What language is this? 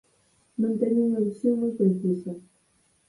Galician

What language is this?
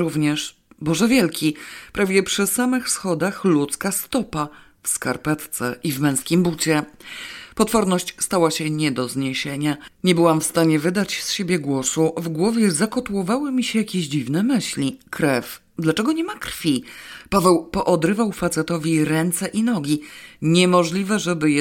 Polish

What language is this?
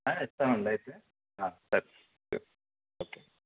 Telugu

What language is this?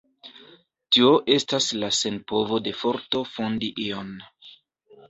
Esperanto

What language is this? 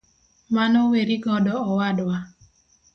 Luo (Kenya and Tanzania)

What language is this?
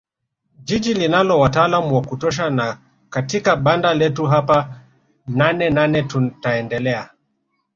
Swahili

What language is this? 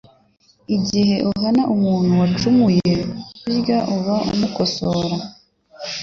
Kinyarwanda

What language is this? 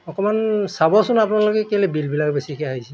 Assamese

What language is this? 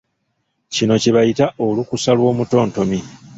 Ganda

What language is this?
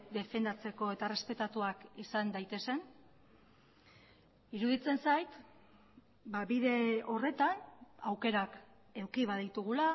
Basque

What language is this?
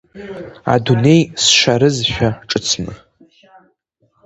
Abkhazian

